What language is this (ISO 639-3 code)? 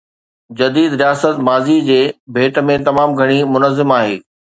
snd